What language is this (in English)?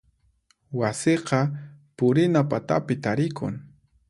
Puno Quechua